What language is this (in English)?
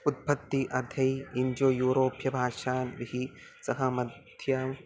Sanskrit